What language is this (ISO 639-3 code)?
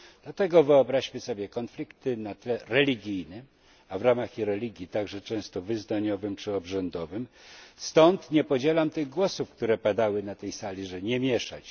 pol